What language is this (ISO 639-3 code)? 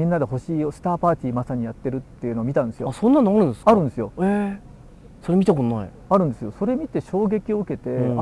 jpn